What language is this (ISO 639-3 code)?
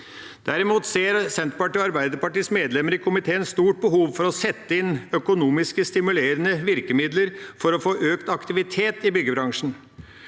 nor